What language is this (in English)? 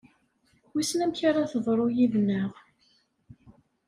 Kabyle